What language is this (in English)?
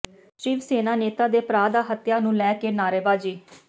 Punjabi